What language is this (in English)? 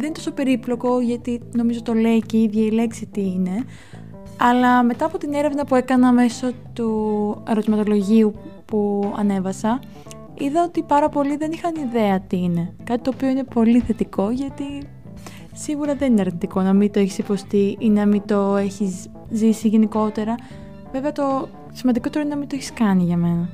Greek